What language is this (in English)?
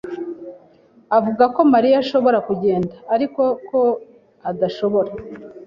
Kinyarwanda